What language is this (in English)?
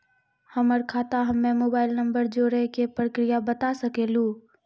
Maithili